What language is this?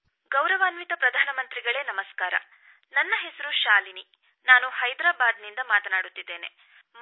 Kannada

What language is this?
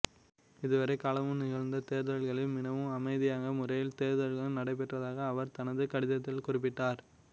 Tamil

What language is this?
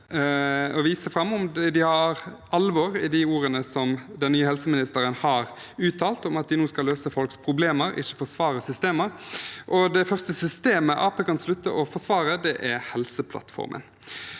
Norwegian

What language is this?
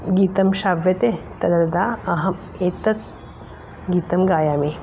Sanskrit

